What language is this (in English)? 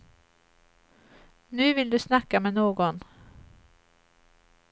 Swedish